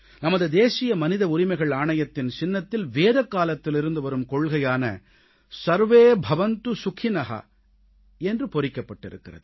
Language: Tamil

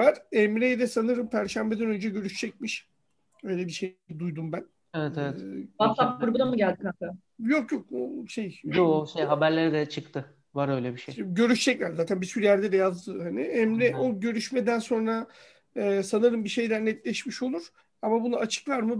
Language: Turkish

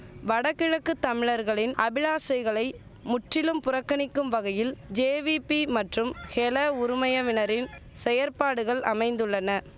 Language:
Tamil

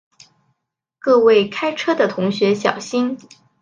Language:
Chinese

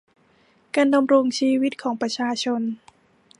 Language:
Thai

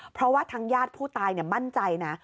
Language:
Thai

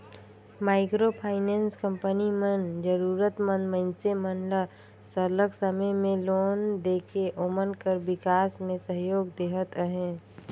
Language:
Chhattisgarhi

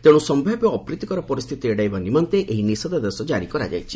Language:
Odia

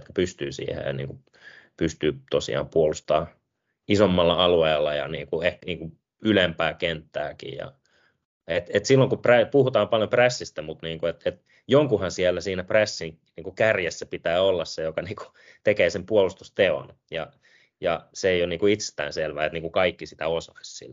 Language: Finnish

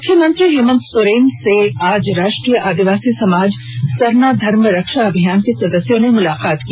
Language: Hindi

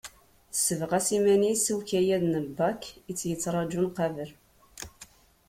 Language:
Kabyle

